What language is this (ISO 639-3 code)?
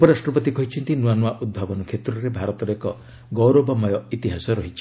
ori